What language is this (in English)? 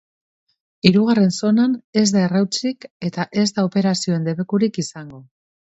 Basque